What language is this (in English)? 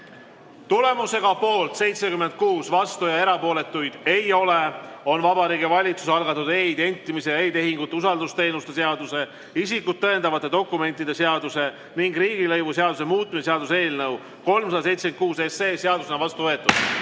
Estonian